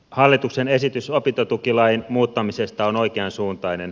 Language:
Finnish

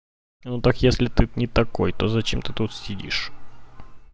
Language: Russian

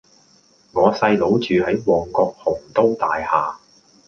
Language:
Cantonese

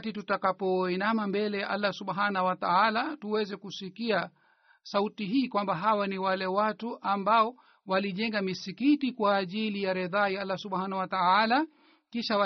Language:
Swahili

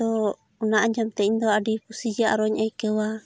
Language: Santali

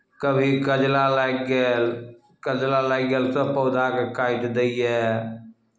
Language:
Maithili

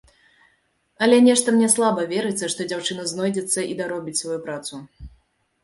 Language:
Belarusian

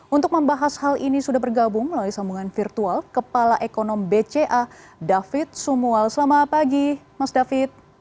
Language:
Indonesian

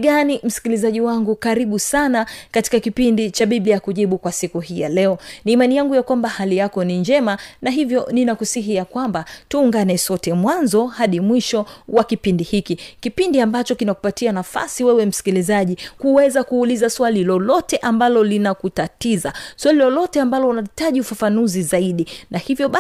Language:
Swahili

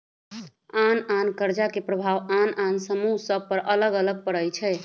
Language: Magahi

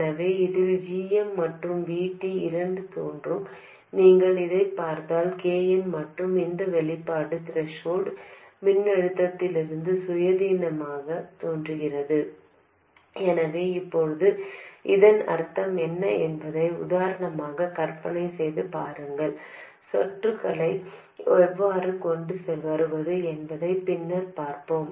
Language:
Tamil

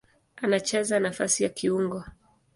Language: Swahili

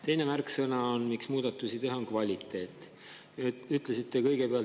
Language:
Estonian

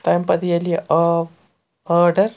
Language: Kashmiri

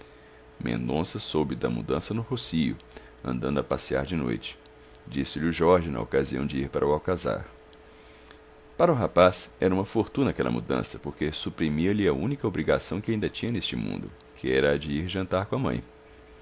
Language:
Portuguese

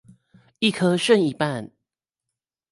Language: Chinese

